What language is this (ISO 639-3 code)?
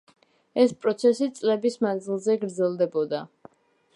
kat